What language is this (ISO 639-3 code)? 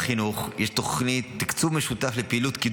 heb